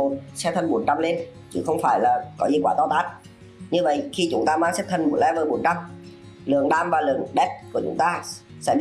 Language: Vietnamese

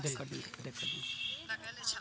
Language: Maithili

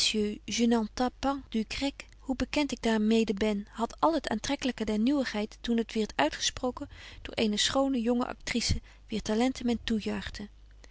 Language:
Dutch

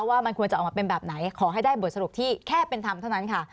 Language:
Thai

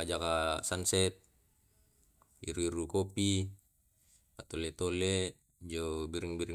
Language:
Tae'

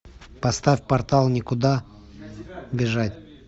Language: Russian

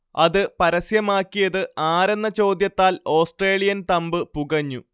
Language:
Malayalam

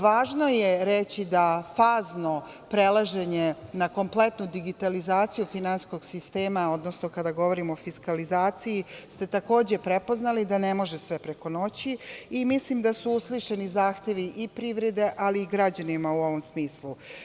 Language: Serbian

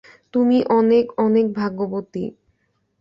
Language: Bangla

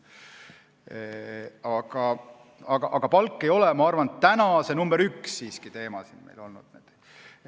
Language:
Estonian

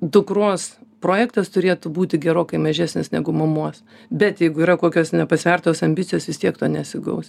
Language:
Lithuanian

